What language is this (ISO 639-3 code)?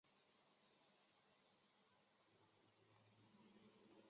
zho